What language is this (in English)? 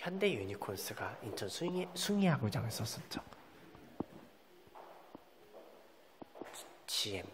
Korean